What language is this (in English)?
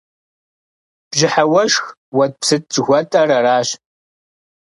Kabardian